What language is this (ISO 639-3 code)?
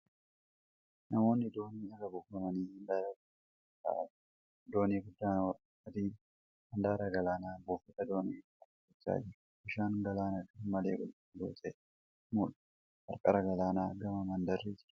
orm